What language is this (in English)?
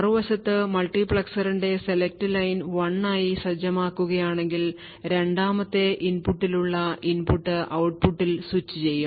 Malayalam